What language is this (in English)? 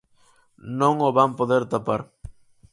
Galician